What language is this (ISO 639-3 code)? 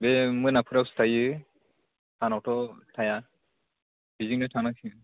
brx